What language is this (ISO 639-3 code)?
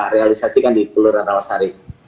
ind